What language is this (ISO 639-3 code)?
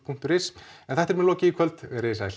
isl